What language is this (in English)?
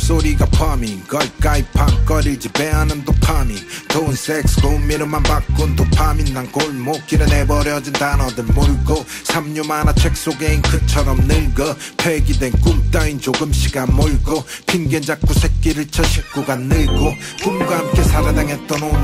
Korean